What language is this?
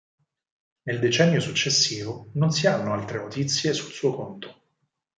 Italian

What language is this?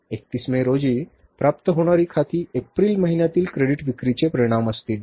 Marathi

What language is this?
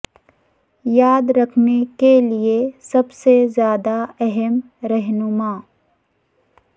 Urdu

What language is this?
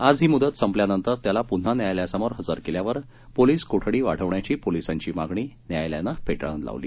Marathi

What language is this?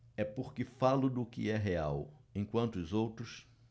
Portuguese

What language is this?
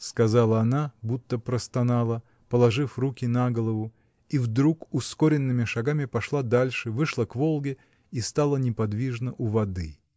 Russian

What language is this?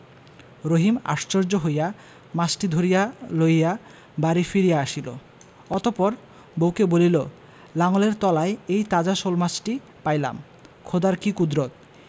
Bangla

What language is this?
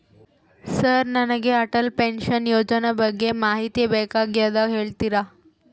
Kannada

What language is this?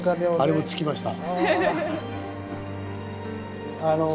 Japanese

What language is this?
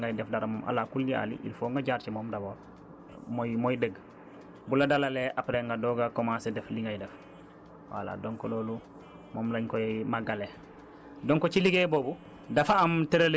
Wolof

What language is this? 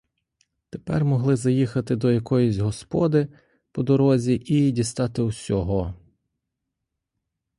Ukrainian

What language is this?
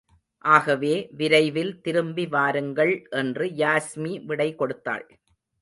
Tamil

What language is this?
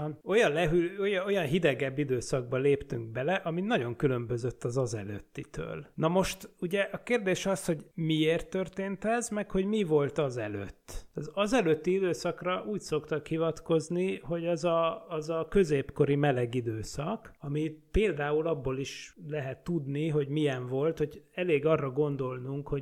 Hungarian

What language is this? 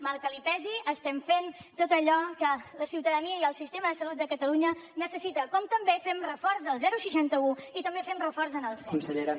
Catalan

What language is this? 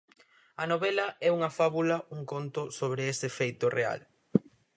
Galician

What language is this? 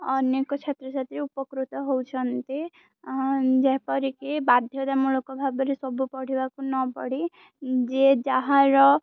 Odia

